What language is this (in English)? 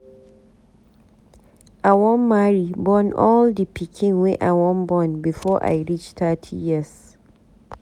Nigerian Pidgin